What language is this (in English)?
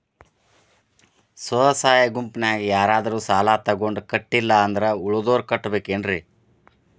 Kannada